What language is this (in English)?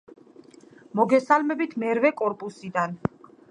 Georgian